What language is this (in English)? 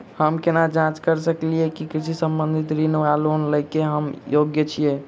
Maithili